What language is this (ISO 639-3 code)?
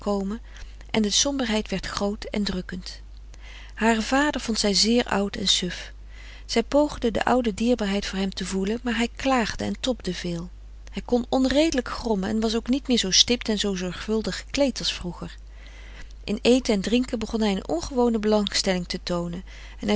nld